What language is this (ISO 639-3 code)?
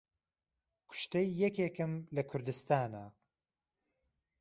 ckb